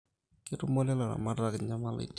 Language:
Masai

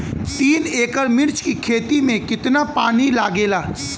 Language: Bhojpuri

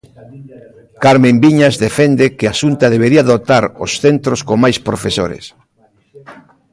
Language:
Galician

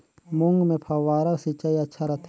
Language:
Chhattisgarhi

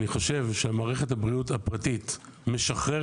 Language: Hebrew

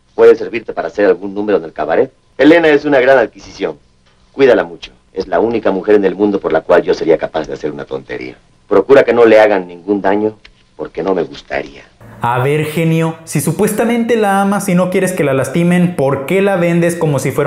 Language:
Spanish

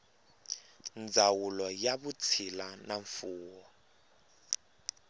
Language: Tsonga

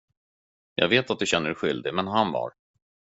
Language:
Swedish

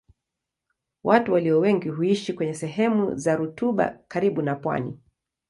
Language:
Swahili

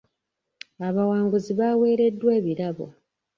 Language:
Ganda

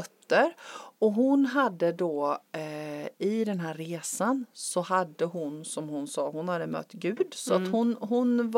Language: Swedish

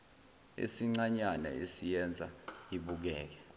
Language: Zulu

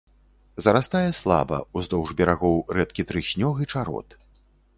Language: Belarusian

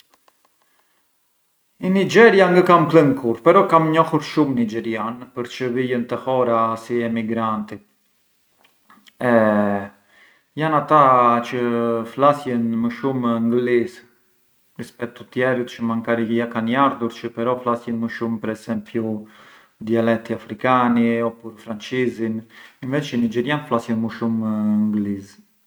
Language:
Arbëreshë Albanian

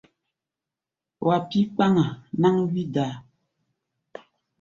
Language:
Gbaya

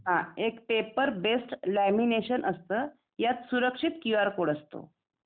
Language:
Marathi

